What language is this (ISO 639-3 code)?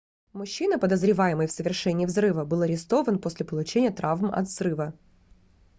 rus